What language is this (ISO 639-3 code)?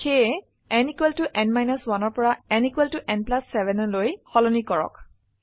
asm